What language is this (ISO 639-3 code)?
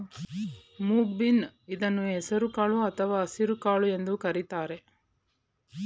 kan